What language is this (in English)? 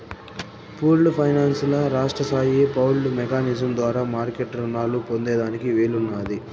Telugu